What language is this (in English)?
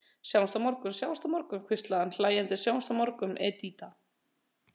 Icelandic